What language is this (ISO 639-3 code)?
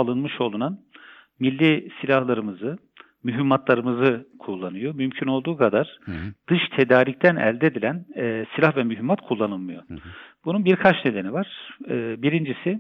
tur